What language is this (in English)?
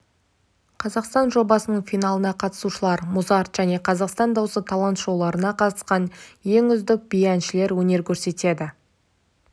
Kazakh